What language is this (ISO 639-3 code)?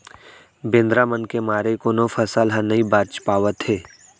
hne